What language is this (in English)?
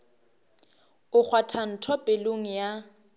Northern Sotho